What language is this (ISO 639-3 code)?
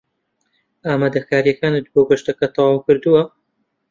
ckb